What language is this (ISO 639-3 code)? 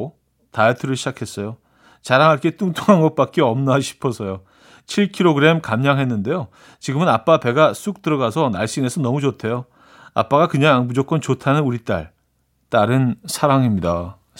kor